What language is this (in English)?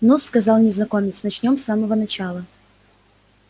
Russian